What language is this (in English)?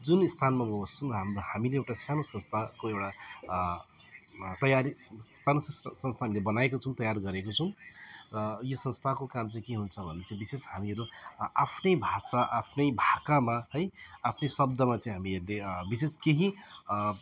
Nepali